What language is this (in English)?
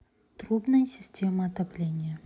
Russian